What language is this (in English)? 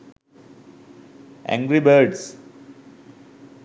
Sinhala